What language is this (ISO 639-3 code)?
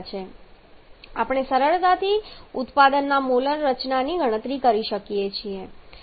guj